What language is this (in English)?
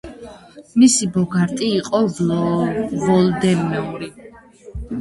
Georgian